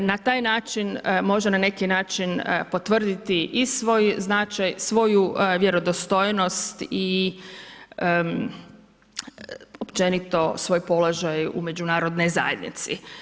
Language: Croatian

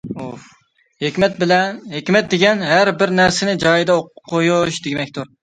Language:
Uyghur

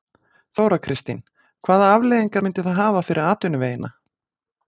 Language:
Icelandic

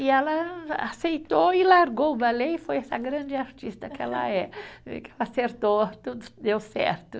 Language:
Portuguese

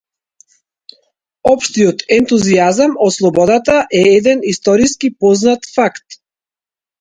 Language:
Macedonian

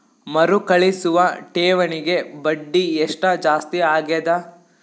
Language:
Kannada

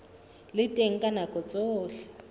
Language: Southern Sotho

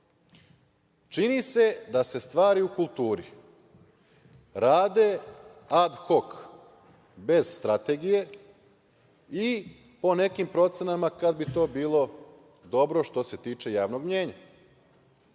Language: Serbian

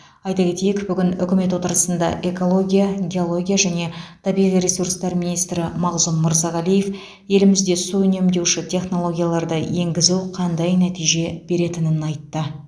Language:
Kazakh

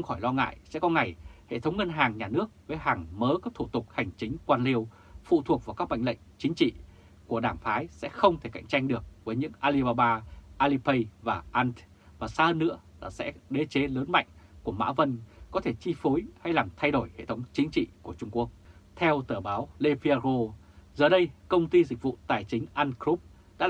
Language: Vietnamese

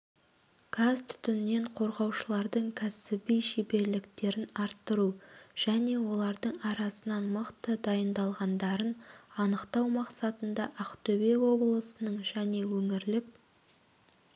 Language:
Kazakh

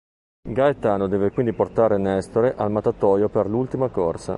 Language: Italian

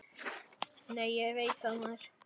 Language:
Icelandic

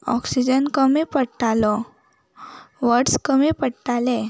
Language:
Konkani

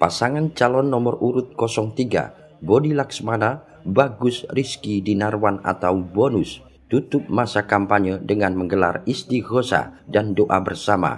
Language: Indonesian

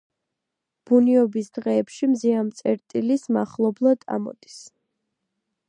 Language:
Georgian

